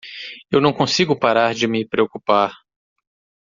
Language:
Portuguese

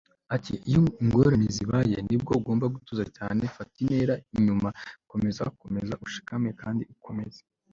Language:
Kinyarwanda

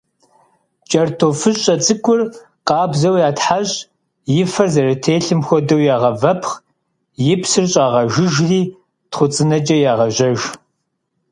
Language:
Kabardian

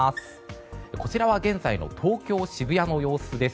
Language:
Japanese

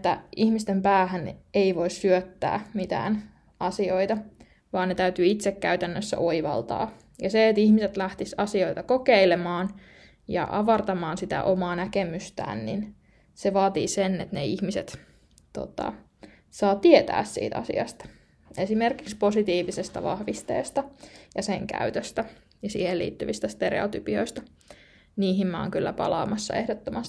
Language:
Finnish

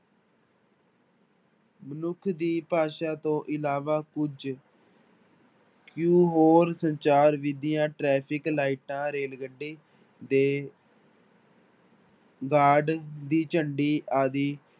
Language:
Punjabi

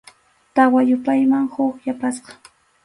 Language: Arequipa-La Unión Quechua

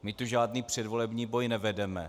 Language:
Czech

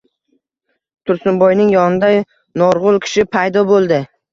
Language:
Uzbek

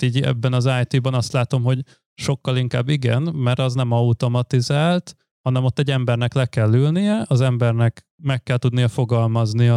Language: Hungarian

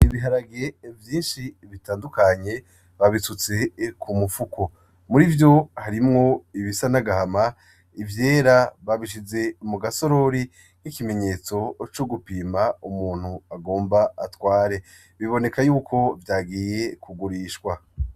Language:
Rundi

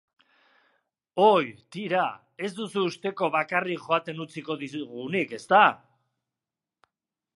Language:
Basque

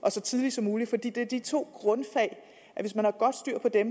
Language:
Danish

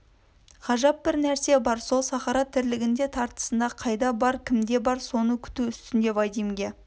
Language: Kazakh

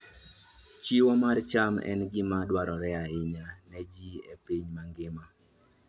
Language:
Luo (Kenya and Tanzania)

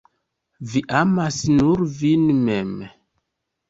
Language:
Esperanto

